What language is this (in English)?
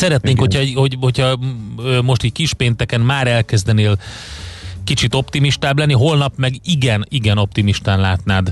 Hungarian